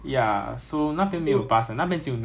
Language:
English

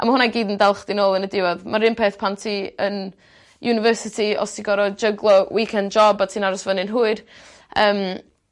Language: Welsh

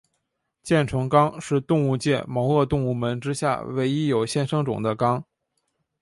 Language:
Chinese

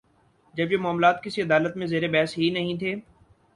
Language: Urdu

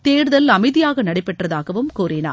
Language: Tamil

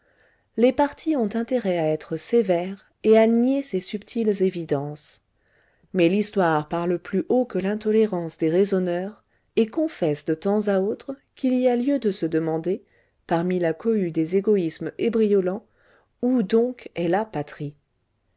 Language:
French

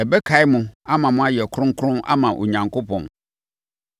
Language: Akan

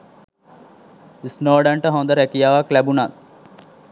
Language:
Sinhala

